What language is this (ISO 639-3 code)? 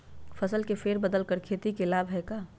mag